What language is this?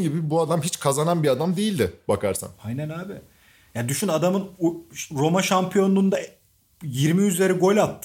Turkish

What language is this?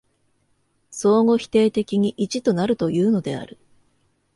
Japanese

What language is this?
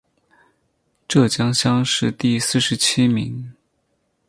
Chinese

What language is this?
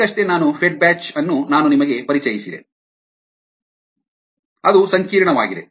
Kannada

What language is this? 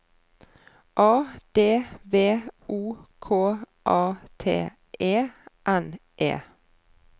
Norwegian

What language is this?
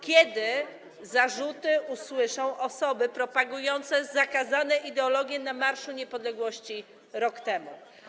Polish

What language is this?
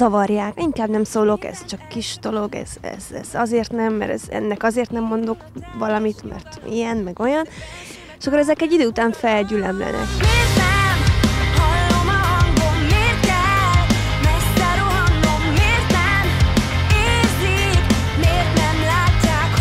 Hungarian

